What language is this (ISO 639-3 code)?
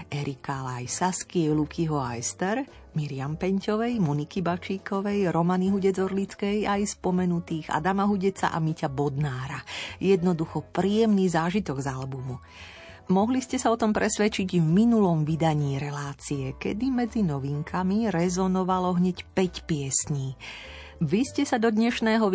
slk